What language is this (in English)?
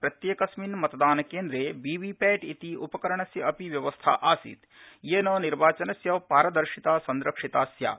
Sanskrit